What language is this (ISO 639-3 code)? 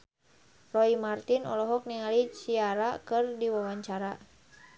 sun